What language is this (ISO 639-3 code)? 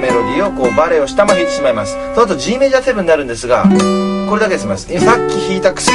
jpn